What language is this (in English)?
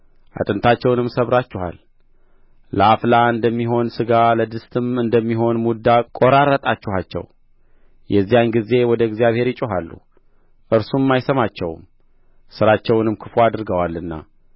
Amharic